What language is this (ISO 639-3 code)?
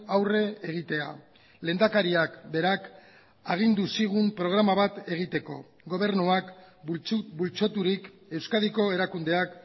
eus